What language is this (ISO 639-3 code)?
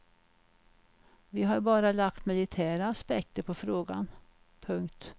swe